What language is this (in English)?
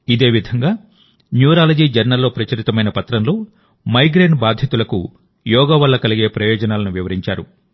Telugu